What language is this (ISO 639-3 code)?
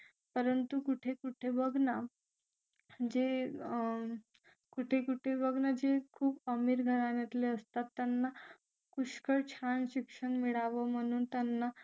mar